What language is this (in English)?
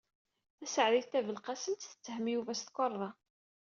Kabyle